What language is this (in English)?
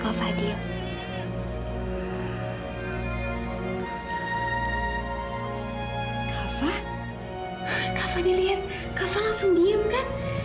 Indonesian